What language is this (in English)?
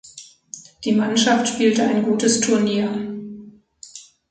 German